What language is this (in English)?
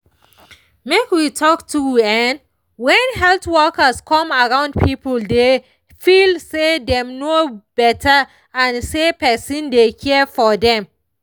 Nigerian Pidgin